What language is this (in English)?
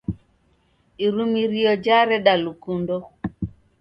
Taita